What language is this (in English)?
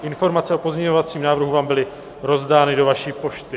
Czech